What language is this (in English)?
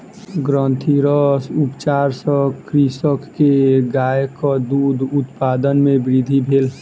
Maithili